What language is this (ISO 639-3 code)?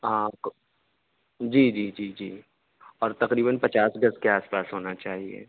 urd